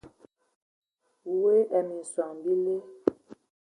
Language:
Ewondo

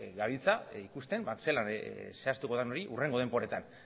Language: Basque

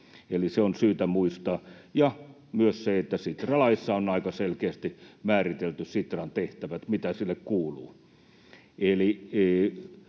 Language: Finnish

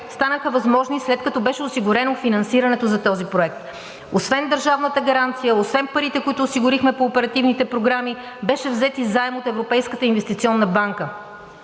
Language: Bulgarian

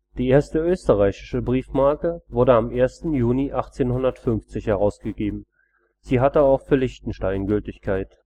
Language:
German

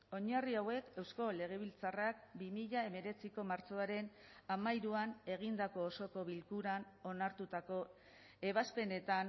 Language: Basque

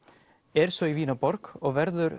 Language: Icelandic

